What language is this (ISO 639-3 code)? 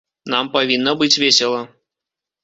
bel